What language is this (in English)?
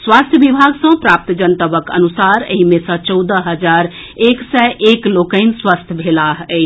Maithili